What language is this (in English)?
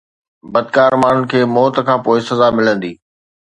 Sindhi